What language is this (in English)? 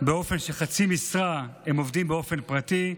Hebrew